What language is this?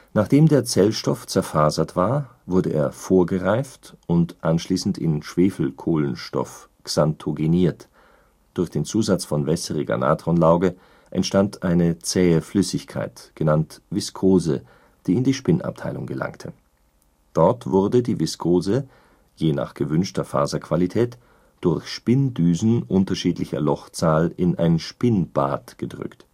German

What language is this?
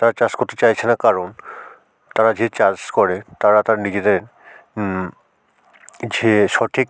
Bangla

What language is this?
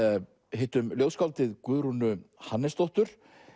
Icelandic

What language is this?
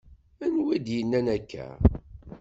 Kabyle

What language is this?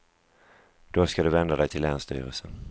Swedish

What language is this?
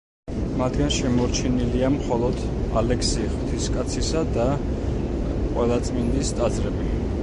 Georgian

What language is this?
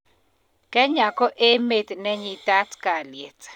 Kalenjin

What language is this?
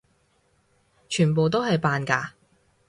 Cantonese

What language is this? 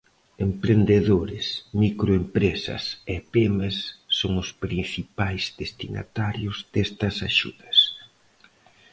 Galician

